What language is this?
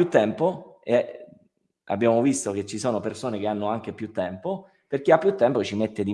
Italian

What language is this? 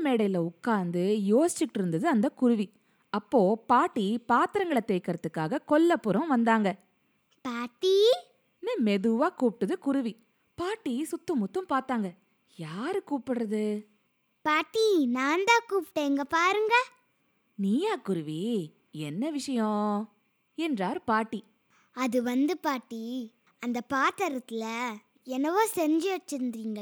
Tamil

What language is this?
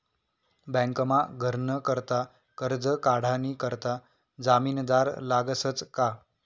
Marathi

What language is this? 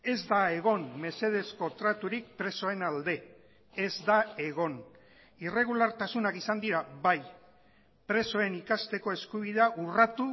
Basque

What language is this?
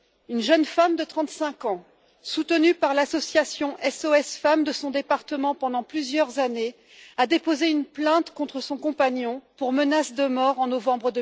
French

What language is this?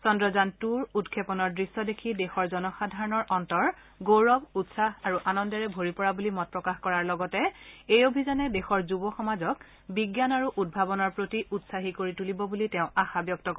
Assamese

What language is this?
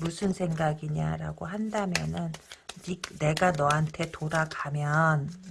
Korean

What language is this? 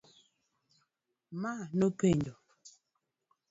Luo (Kenya and Tanzania)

